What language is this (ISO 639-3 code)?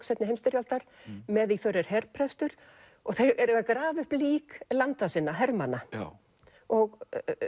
isl